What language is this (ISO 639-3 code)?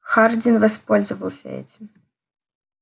rus